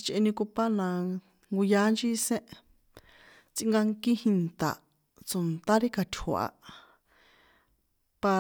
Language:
San Juan Atzingo Popoloca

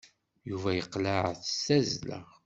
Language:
Kabyle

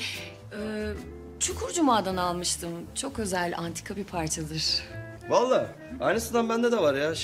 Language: Turkish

